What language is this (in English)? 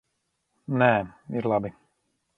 Latvian